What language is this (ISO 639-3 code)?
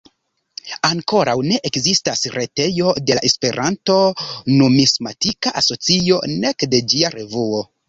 epo